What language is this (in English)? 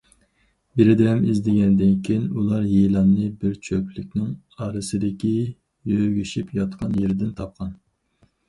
Uyghur